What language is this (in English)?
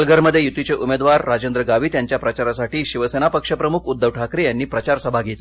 Marathi